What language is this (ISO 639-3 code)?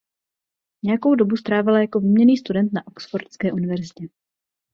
ces